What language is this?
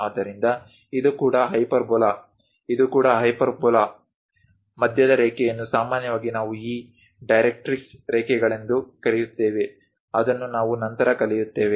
Kannada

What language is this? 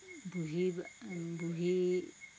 Assamese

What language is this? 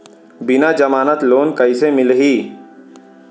Chhattisgarhi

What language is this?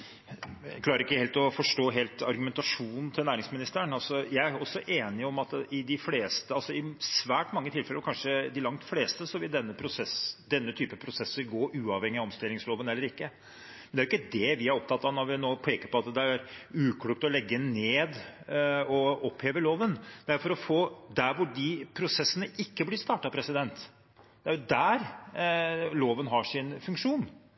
Norwegian Bokmål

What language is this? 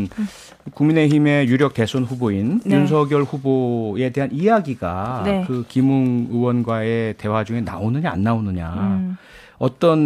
Korean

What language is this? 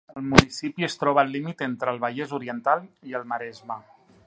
Catalan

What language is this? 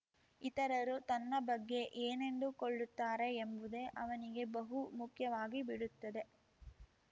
Kannada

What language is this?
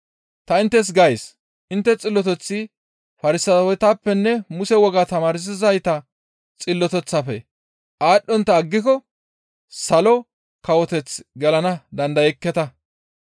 Gamo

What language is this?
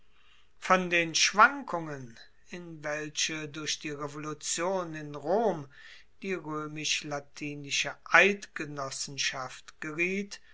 German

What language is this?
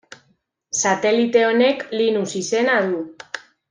Basque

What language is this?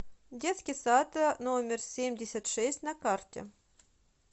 Russian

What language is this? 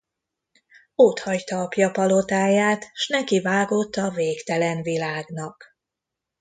Hungarian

